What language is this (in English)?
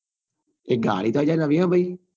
Gujarati